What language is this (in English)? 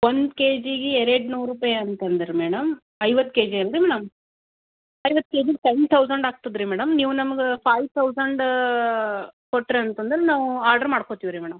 Kannada